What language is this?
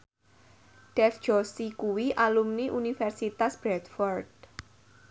Javanese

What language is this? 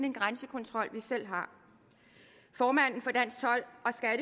Danish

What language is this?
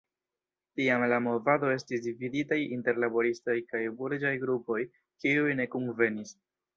Esperanto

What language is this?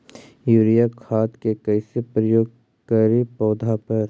Magahi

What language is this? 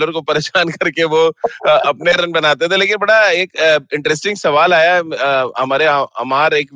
Hindi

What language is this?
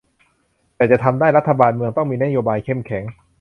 Thai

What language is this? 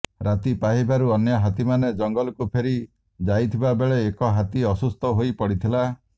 Odia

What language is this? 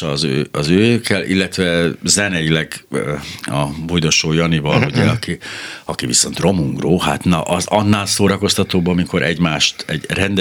Hungarian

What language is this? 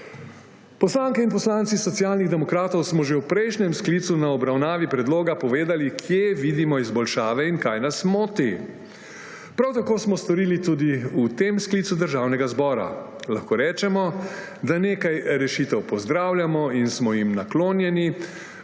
Slovenian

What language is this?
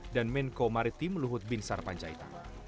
Indonesian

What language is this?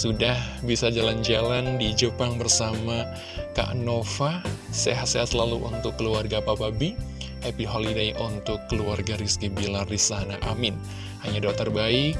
Indonesian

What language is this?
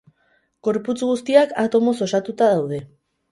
Basque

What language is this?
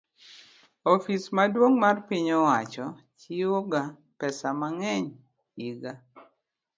Luo (Kenya and Tanzania)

